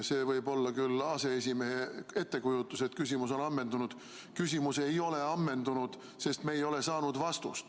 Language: Estonian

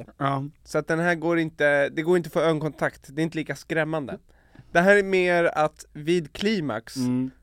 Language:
Swedish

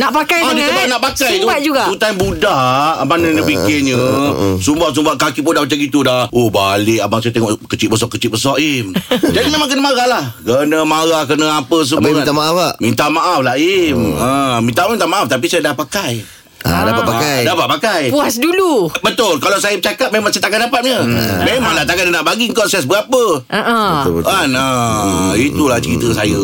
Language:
Malay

